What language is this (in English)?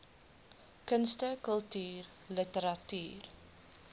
Afrikaans